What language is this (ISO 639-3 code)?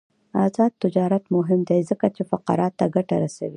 pus